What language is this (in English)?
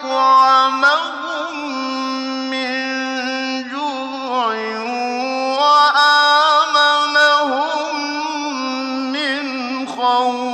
Arabic